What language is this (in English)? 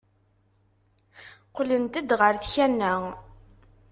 Kabyle